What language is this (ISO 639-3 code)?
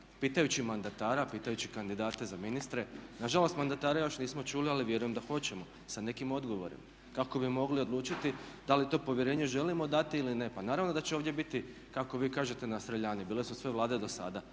hrv